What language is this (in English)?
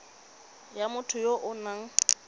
Tswana